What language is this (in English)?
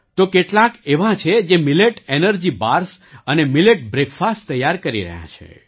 Gujarati